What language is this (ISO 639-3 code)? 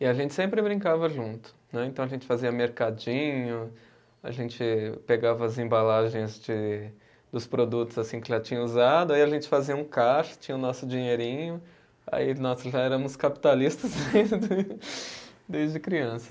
por